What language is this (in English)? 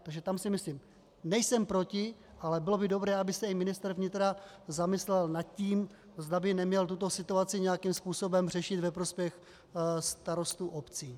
Czech